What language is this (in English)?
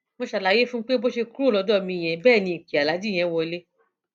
Yoruba